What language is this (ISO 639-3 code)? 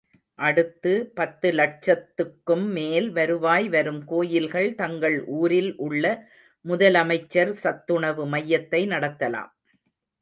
tam